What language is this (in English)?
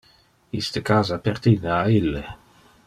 Interlingua